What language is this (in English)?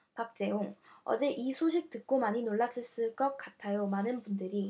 Korean